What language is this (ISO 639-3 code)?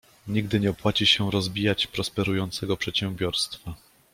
pol